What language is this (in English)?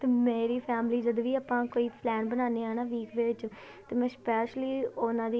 Punjabi